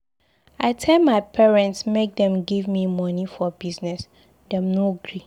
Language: Nigerian Pidgin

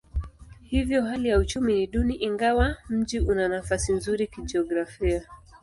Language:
Swahili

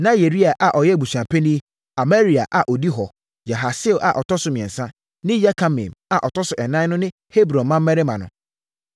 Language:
Akan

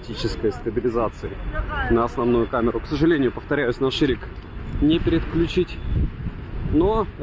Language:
Russian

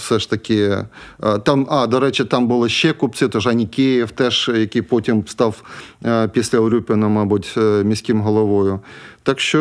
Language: Ukrainian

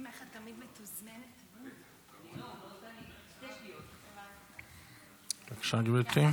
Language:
Hebrew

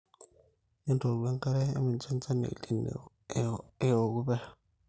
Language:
Masai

